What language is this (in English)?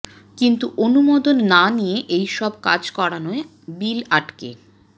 Bangla